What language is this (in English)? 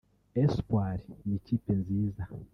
Kinyarwanda